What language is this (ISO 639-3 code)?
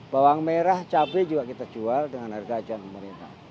ind